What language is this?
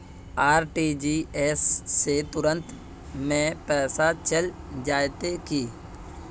Magahi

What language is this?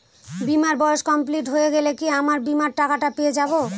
Bangla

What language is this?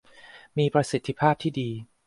Thai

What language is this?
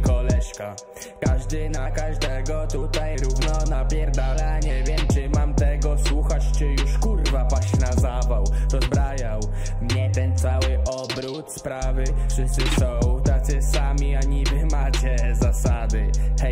Polish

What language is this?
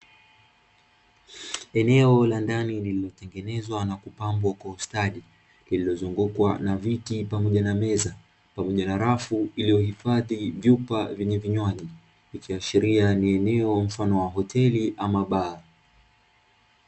Swahili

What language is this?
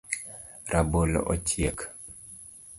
Luo (Kenya and Tanzania)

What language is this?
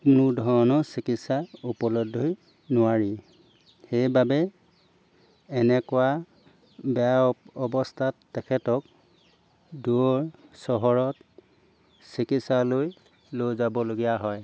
Assamese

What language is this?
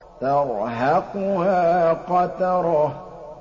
Arabic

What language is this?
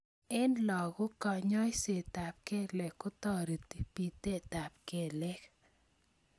Kalenjin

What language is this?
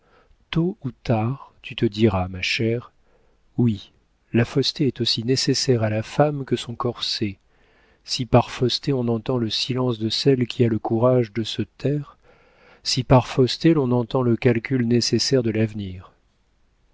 French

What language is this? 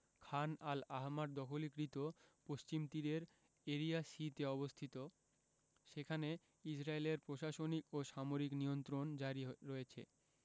Bangla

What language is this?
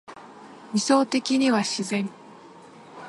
Japanese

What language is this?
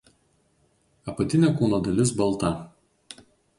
Lithuanian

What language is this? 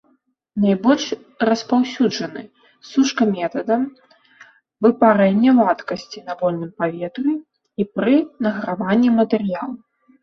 Belarusian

